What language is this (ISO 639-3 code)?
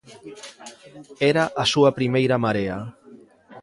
glg